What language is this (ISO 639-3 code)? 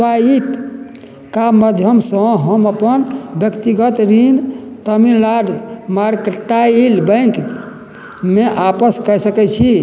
mai